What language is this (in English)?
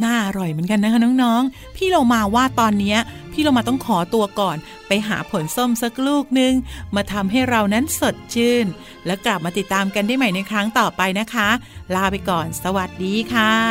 Thai